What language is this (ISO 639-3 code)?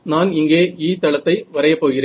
tam